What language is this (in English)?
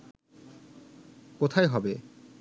Bangla